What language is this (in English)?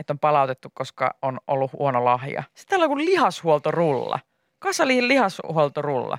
Finnish